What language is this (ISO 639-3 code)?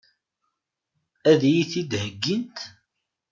kab